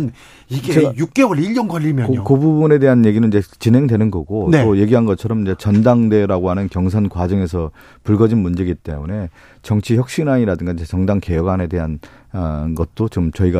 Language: Korean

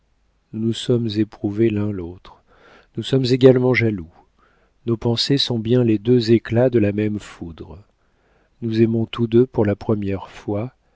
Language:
French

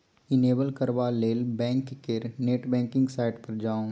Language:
Maithili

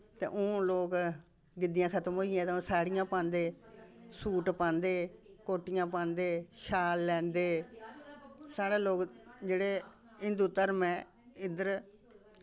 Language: Dogri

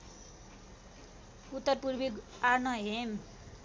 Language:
Nepali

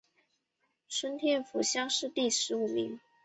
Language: Chinese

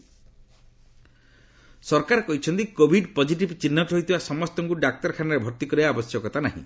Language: Odia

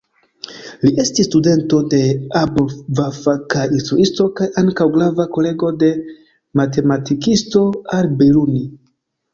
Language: Esperanto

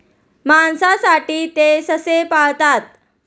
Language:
Marathi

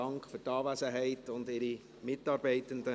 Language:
Swiss German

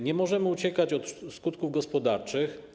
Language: Polish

